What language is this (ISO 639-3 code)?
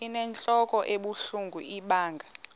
xho